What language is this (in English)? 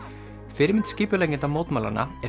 Icelandic